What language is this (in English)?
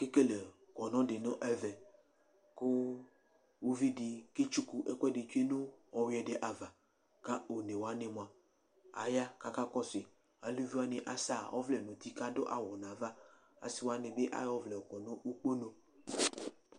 Ikposo